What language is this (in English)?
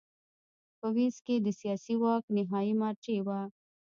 Pashto